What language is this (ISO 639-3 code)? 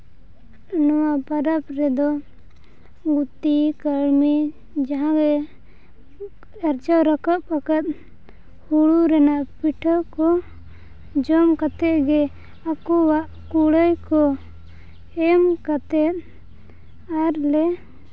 sat